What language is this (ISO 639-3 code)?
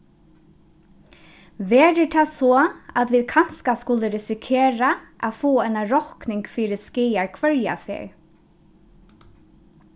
fao